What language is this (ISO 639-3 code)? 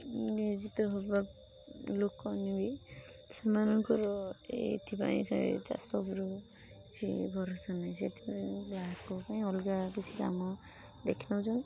ori